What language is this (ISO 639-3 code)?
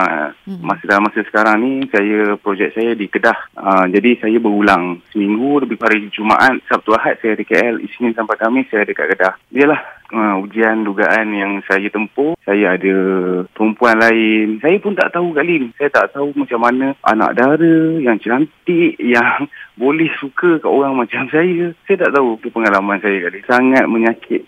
msa